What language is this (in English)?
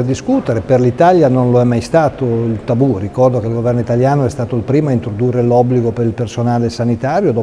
Italian